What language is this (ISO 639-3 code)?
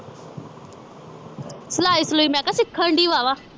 pan